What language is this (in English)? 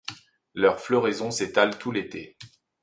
French